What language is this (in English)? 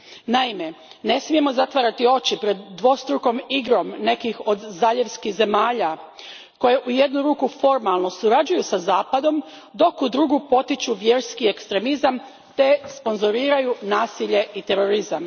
Croatian